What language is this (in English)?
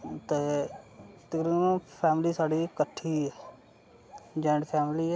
Dogri